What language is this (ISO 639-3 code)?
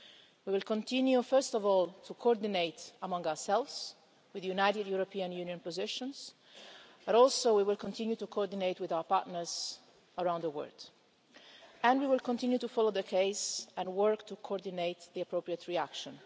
eng